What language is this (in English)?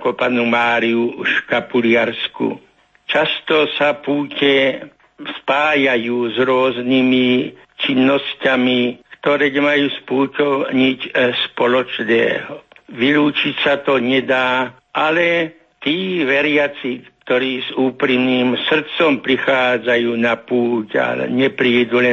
Slovak